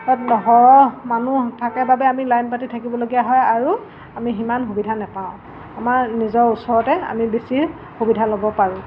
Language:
Assamese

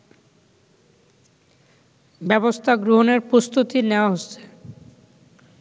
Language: Bangla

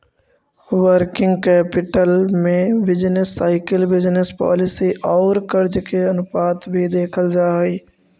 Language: Magahi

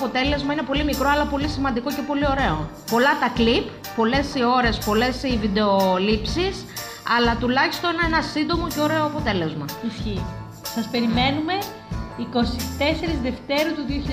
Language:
Greek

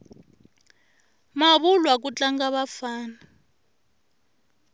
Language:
Tsonga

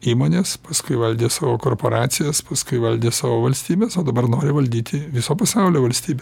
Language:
Lithuanian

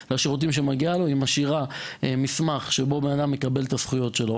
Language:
Hebrew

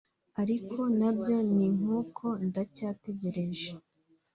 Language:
Kinyarwanda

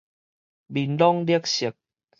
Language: Min Nan Chinese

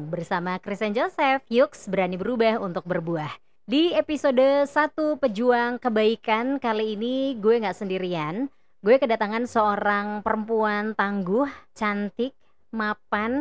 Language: Indonesian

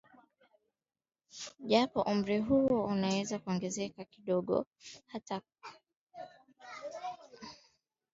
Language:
Swahili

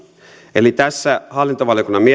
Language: Finnish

